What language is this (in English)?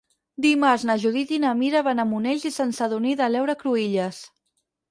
Catalan